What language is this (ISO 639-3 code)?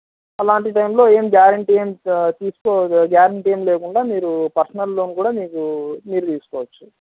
tel